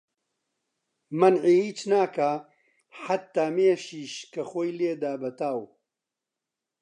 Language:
Central Kurdish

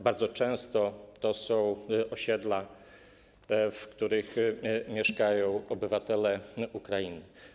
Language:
Polish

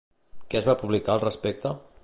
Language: Catalan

